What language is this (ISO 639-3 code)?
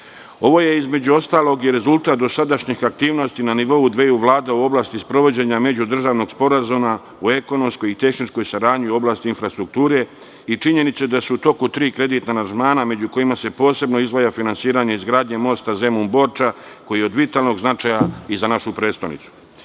srp